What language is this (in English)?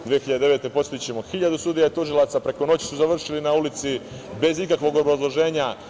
Serbian